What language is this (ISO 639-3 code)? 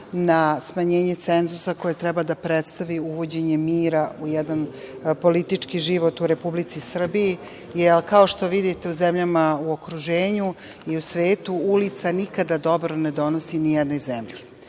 srp